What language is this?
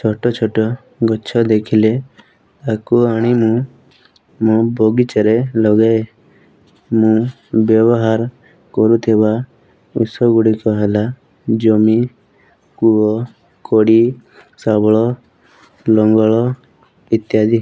Odia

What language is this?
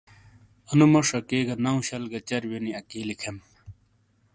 Shina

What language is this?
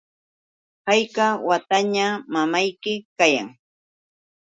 Yauyos Quechua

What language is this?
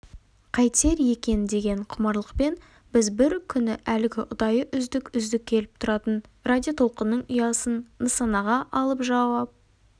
Kazakh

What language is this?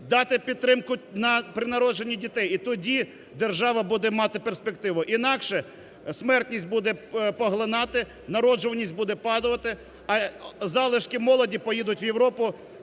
Ukrainian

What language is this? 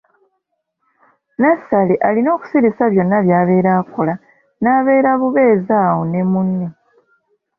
Ganda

